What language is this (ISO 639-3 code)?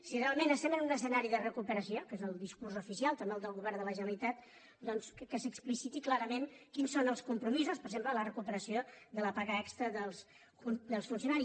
cat